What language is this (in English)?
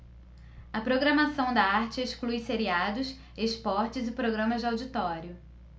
Portuguese